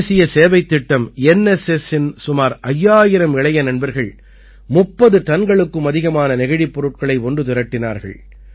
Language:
Tamil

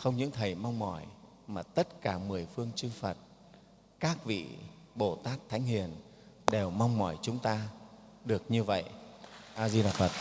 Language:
Vietnamese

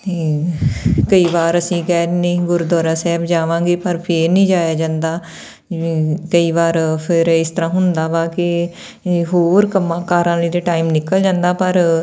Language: Punjabi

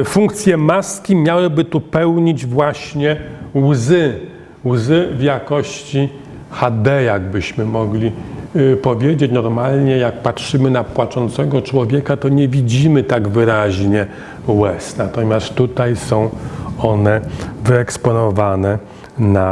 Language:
Polish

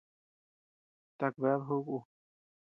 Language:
Tepeuxila Cuicatec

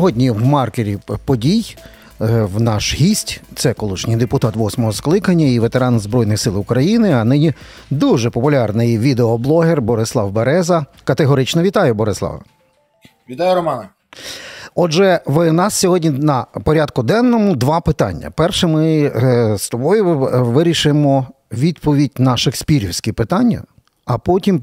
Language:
Ukrainian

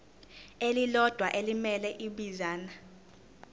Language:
Zulu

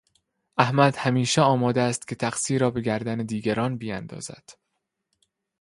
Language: Persian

